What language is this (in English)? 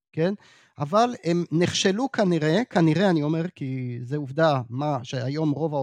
Hebrew